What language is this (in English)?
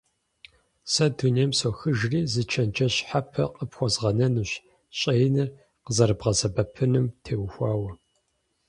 Kabardian